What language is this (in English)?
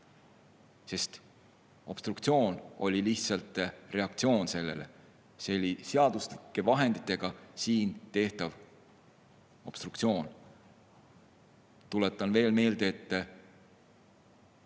Estonian